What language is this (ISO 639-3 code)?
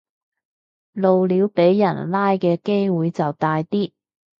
yue